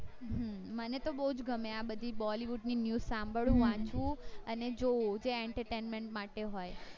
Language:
Gujarati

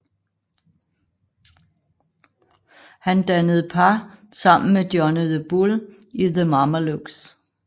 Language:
Danish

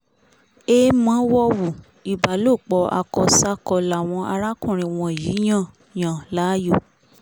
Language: Yoruba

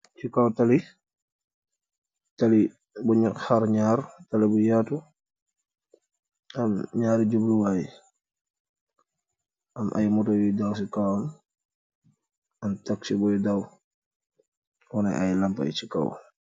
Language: Wolof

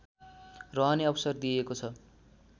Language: Nepali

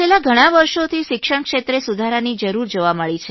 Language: Gujarati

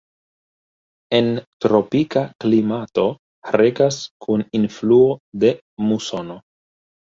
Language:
Esperanto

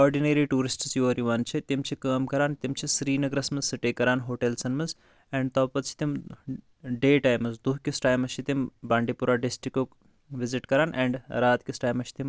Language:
Kashmiri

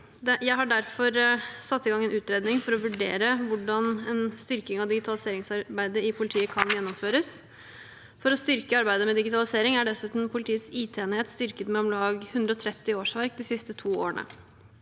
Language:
Norwegian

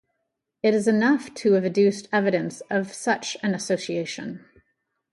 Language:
English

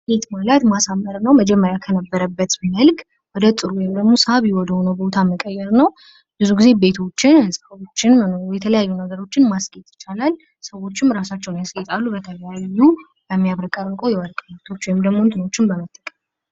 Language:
Amharic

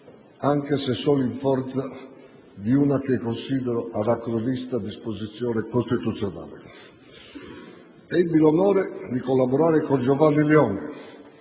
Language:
Italian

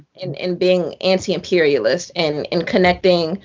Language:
English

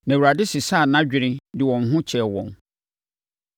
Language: Akan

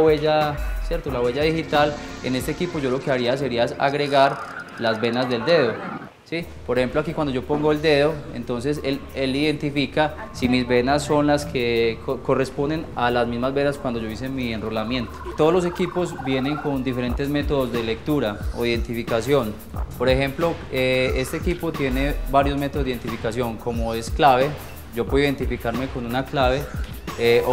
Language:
Spanish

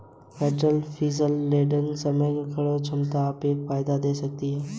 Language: Hindi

